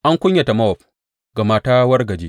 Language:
Hausa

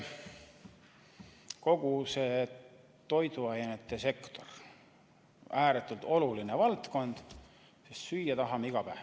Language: Estonian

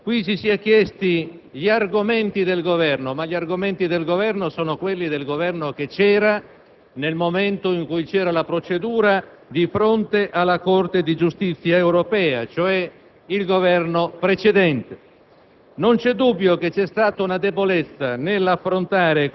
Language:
Italian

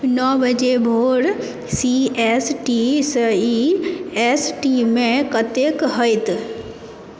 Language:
Maithili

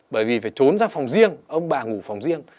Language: Vietnamese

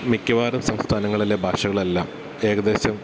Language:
Malayalam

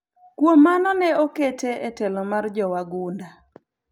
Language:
Luo (Kenya and Tanzania)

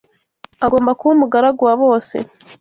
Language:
Kinyarwanda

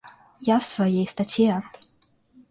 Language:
Russian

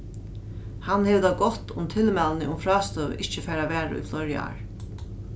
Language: Faroese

